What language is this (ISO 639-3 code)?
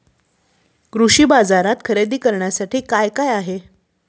mar